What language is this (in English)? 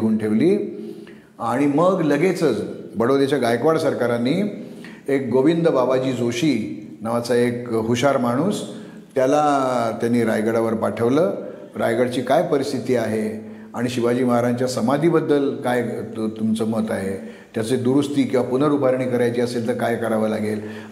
Marathi